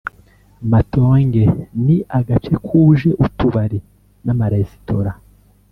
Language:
Kinyarwanda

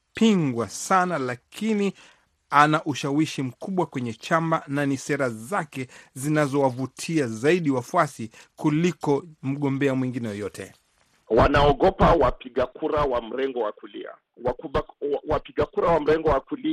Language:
Swahili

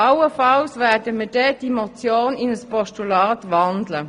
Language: Swiss German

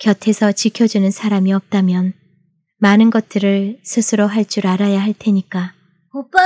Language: Korean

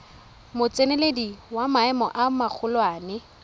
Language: Tswana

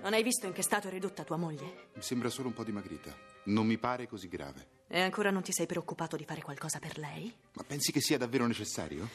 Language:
Italian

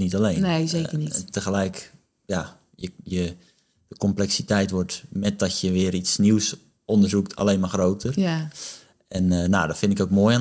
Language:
Dutch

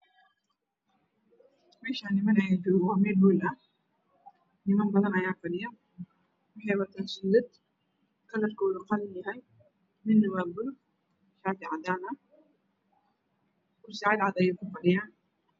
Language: Somali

